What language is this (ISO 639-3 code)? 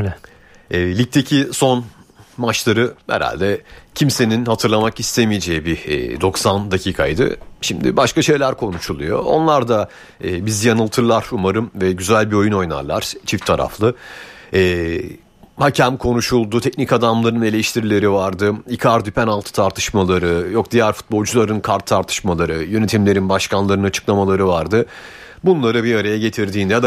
tur